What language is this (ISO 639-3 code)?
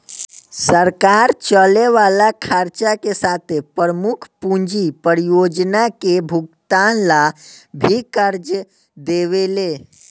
bho